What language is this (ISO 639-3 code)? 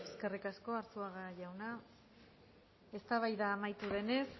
eus